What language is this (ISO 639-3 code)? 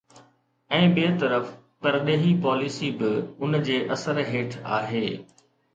snd